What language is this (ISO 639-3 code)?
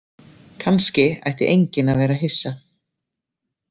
isl